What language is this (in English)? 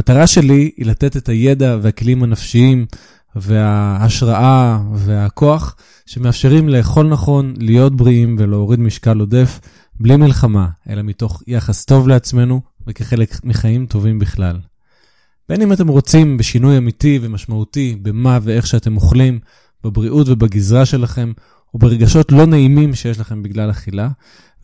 Hebrew